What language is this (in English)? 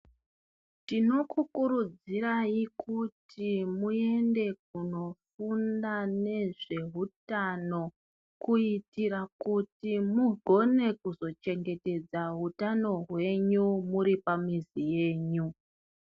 Ndau